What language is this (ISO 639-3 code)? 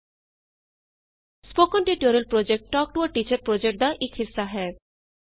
pan